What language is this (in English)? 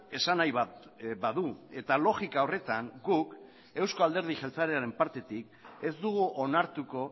Basque